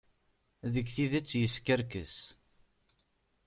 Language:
Kabyle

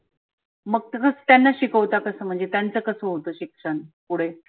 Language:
Marathi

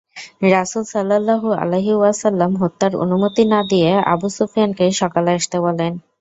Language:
Bangla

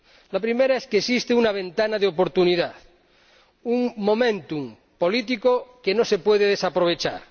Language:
Spanish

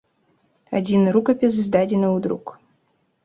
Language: Belarusian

